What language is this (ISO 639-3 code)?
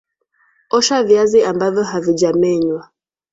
swa